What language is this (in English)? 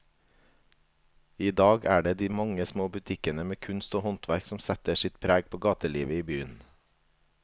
Norwegian